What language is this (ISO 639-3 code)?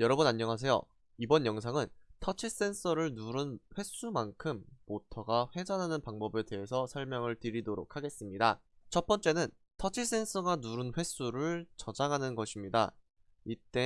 kor